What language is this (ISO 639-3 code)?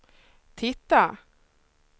swe